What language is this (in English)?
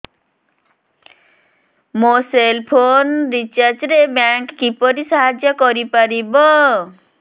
Odia